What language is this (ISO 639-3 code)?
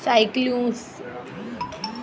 snd